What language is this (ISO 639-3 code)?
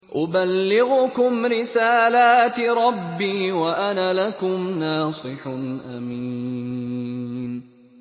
ara